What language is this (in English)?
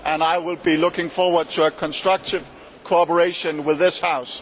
English